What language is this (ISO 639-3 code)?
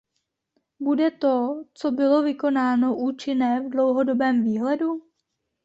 ces